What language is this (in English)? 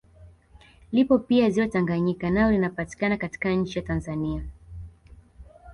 Swahili